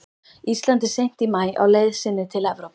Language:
Icelandic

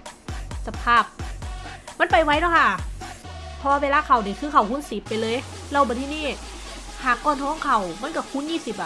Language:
Thai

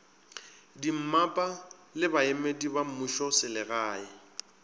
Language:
Northern Sotho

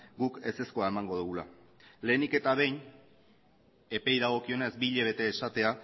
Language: Basque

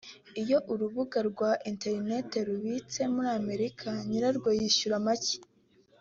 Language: Kinyarwanda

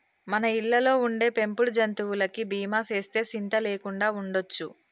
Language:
Telugu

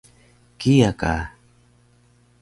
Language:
Taroko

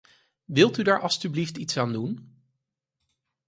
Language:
Dutch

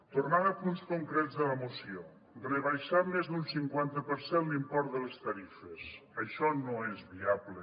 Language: Catalan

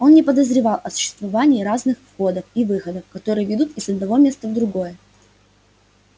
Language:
Russian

